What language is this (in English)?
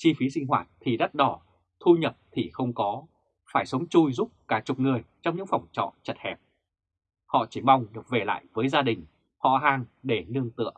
Vietnamese